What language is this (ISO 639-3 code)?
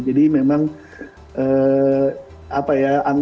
ind